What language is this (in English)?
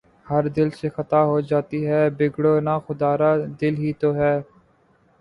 Urdu